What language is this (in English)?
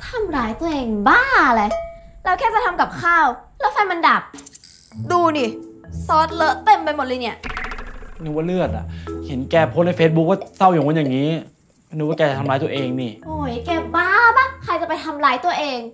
Thai